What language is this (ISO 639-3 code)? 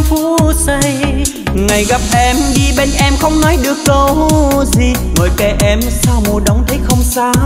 vie